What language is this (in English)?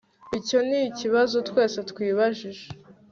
Kinyarwanda